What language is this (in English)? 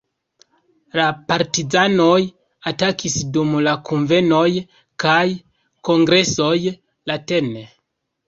Esperanto